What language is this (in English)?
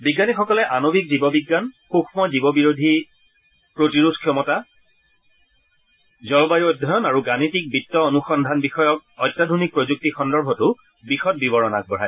Assamese